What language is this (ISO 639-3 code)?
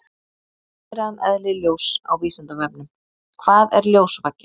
isl